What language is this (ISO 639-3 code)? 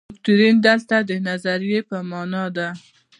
pus